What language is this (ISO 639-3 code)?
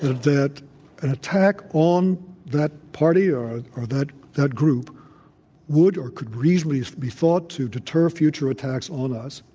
eng